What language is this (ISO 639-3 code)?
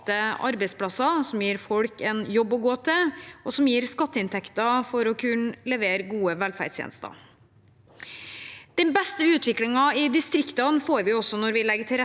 nor